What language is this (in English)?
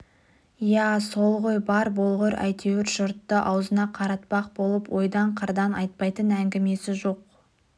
Kazakh